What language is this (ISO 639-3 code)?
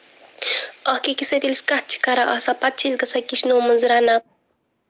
kas